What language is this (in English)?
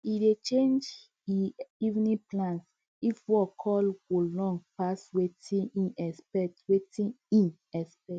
Nigerian Pidgin